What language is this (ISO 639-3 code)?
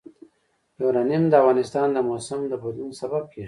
pus